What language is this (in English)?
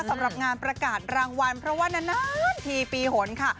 Thai